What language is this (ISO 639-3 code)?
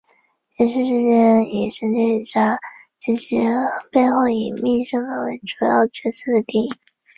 zho